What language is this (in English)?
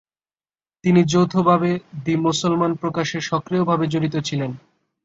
Bangla